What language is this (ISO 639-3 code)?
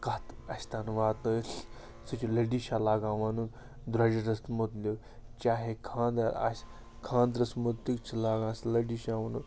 kas